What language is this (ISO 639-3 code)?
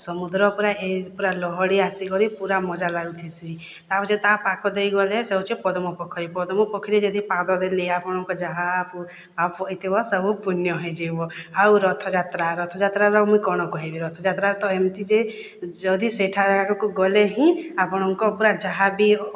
ori